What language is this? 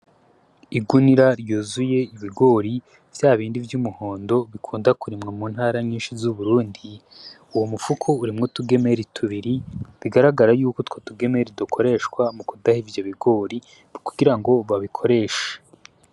Rundi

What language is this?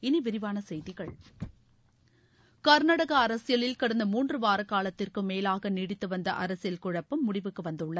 Tamil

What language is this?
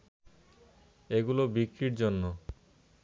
Bangla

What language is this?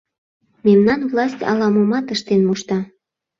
Mari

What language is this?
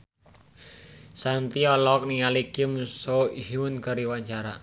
Sundanese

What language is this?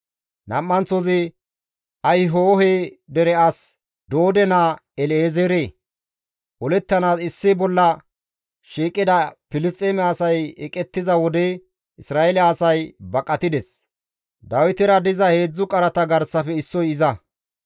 Gamo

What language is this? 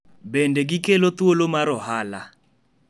Luo (Kenya and Tanzania)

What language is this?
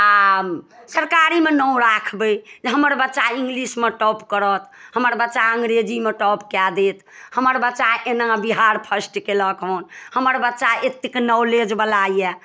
Maithili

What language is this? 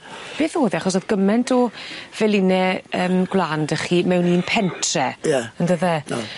Welsh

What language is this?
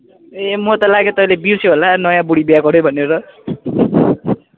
Nepali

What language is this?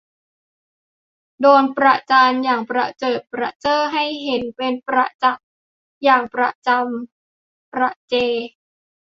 Thai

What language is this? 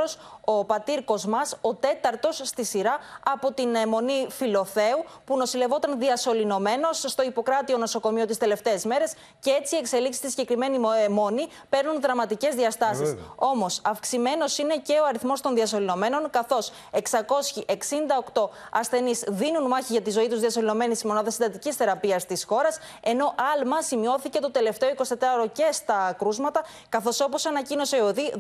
Greek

